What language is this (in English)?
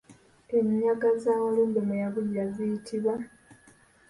Ganda